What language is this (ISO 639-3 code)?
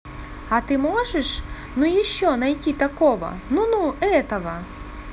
rus